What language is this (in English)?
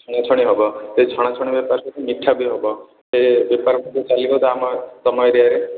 Odia